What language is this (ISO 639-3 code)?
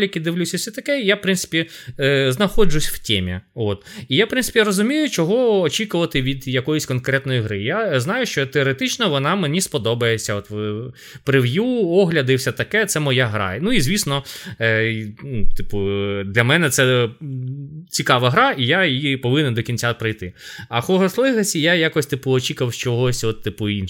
ukr